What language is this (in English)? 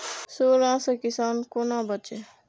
Maithili